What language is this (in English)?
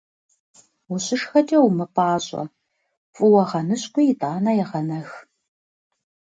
Kabardian